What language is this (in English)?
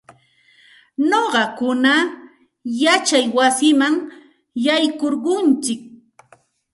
Santa Ana de Tusi Pasco Quechua